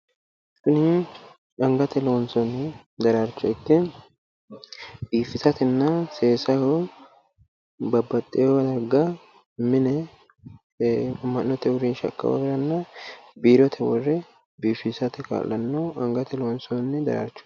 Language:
Sidamo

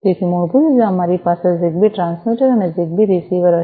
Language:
Gujarati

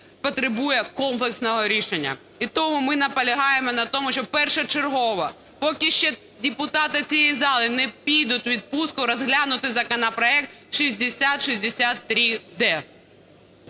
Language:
Ukrainian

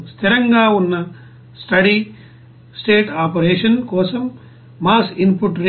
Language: Telugu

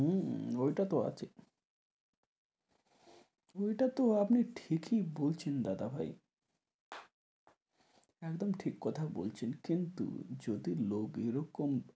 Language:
Bangla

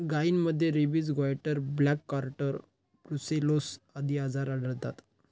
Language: Marathi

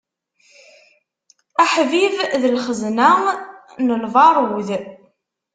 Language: Kabyle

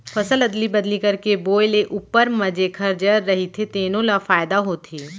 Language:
Chhattisgarhi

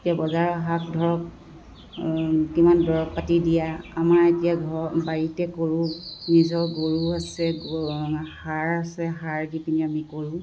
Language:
Assamese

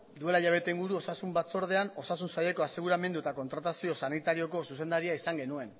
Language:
Basque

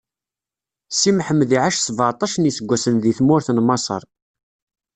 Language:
Kabyle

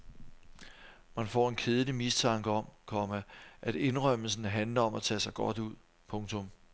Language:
Danish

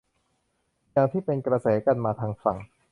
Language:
Thai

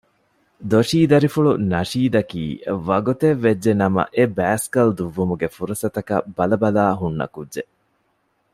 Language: Divehi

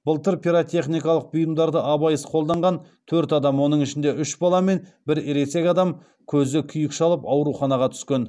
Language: Kazakh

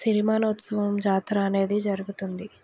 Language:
Telugu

